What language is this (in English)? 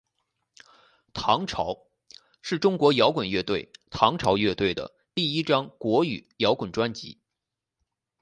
Chinese